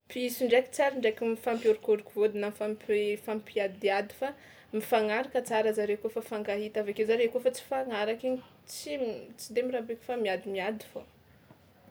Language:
Tsimihety Malagasy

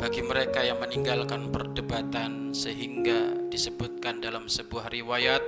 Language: Indonesian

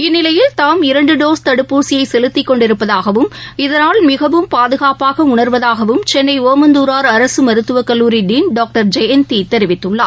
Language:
Tamil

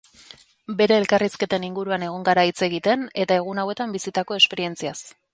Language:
Basque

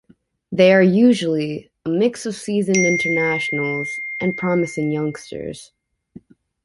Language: English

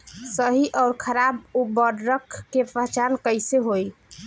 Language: Bhojpuri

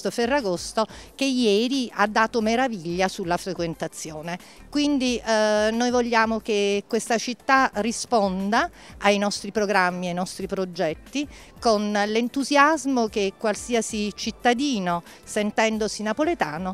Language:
Italian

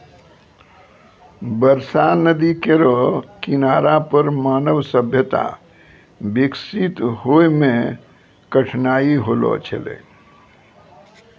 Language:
Maithili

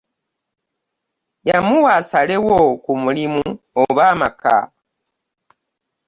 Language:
Ganda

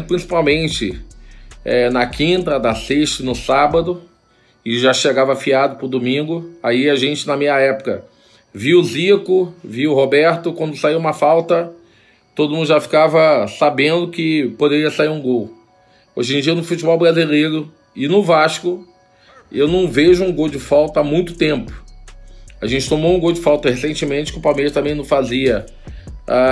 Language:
Portuguese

